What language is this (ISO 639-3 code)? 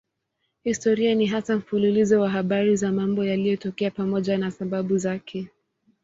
swa